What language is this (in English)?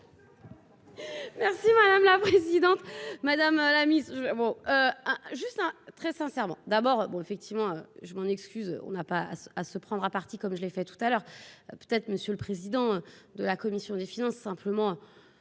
French